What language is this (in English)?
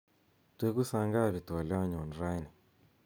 Kalenjin